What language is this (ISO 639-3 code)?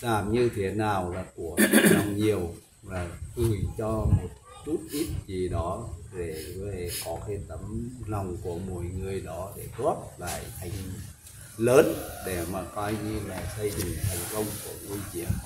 vie